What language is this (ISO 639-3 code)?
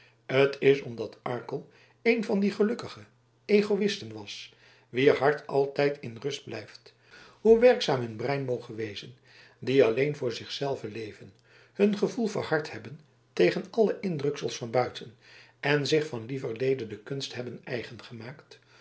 nld